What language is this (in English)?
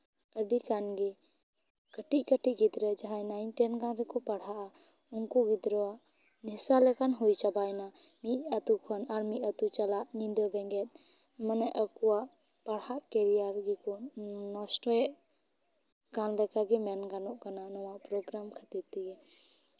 Santali